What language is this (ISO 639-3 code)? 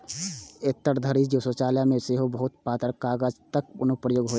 mai